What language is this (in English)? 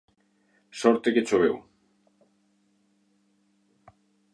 Galician